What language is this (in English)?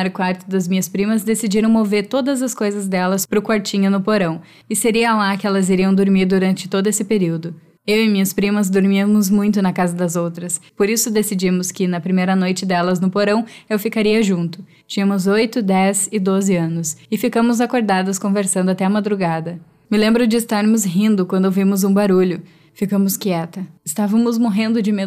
Portuguese